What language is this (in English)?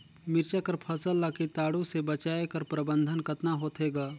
Chhattisgarhi